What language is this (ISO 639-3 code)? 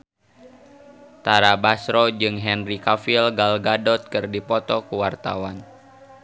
sun